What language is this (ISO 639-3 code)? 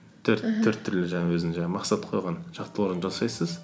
kaz